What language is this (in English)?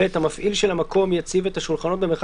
Hebrew